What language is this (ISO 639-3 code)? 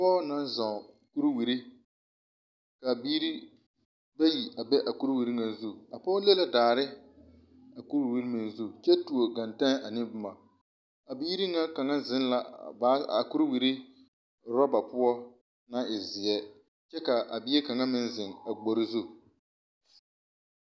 dga